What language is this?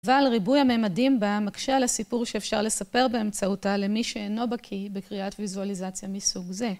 Hebrew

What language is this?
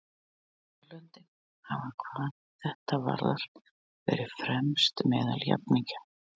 Icelandic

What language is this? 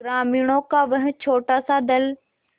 Hindi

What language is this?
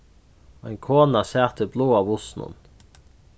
Faroese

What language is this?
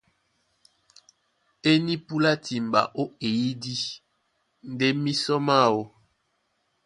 Duala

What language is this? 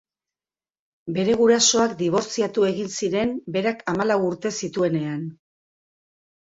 Basque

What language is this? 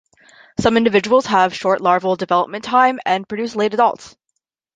English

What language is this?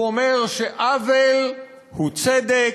Hebrew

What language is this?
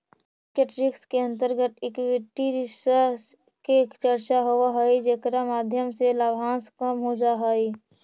Magahi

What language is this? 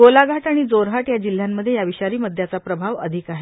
Marathi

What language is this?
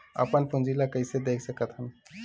Chhattisgarhi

